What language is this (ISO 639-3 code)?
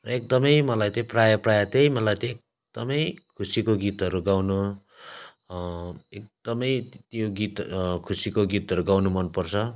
nep